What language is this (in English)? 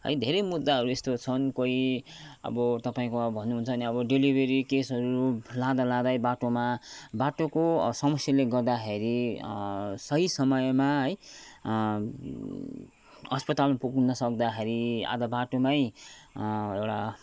Nepali